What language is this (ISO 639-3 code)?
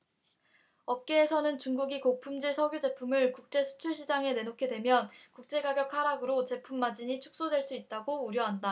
kor